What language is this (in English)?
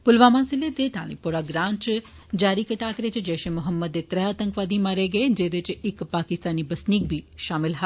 Dogri